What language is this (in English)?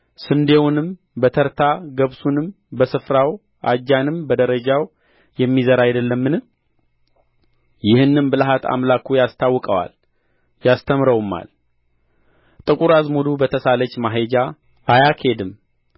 Amharic